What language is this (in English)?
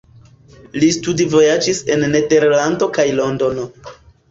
Esperanto